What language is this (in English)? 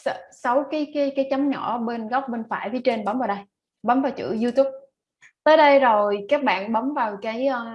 Vietnamese